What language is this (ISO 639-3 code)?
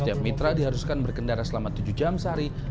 ind